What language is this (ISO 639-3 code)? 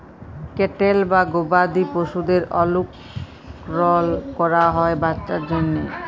ben